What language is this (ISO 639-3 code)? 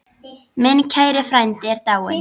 isl